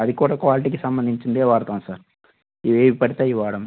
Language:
Telugu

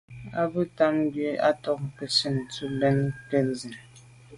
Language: Medumba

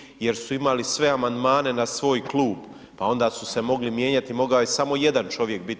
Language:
Croatian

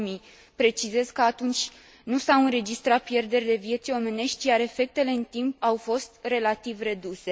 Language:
Romanian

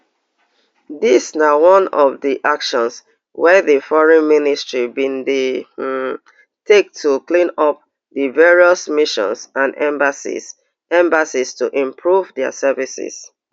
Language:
Nigerian Pidgin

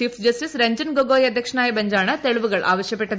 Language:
Malayalam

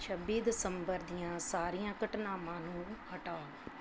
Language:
Punjabi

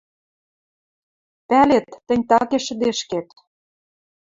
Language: Western Mari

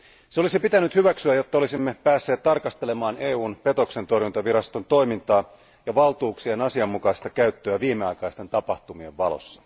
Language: Finnish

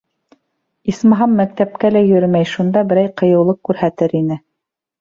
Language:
Bashkir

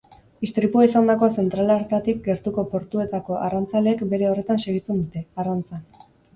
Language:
Basque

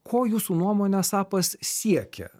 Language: Lithuanian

